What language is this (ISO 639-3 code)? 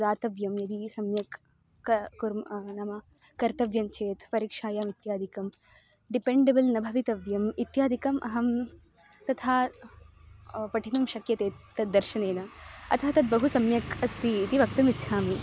san